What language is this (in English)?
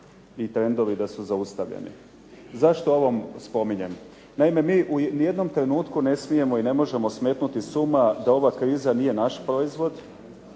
Croatian